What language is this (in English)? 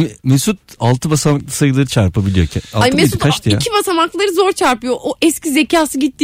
Turkish